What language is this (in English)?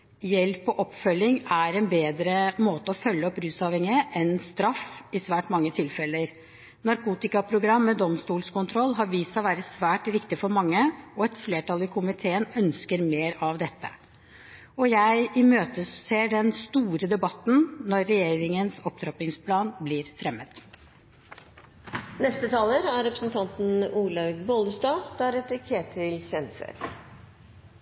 Norwegian Bokmål